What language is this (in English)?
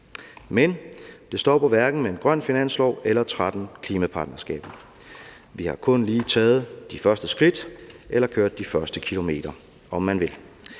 Danish